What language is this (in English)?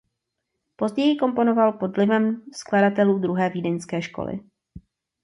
Czech